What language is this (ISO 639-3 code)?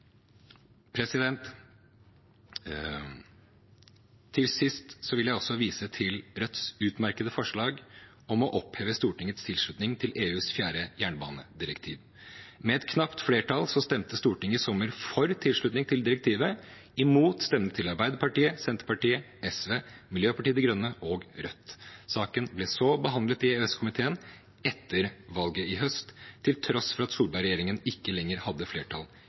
nob